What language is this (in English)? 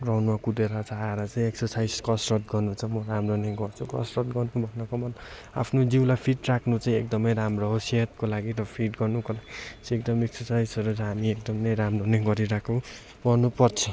Nepali